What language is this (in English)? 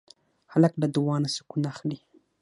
Pashto